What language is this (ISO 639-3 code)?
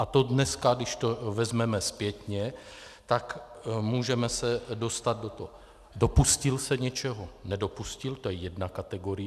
ces